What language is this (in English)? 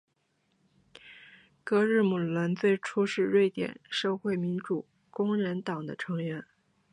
Chinese